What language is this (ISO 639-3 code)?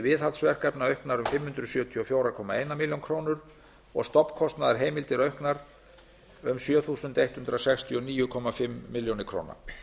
isl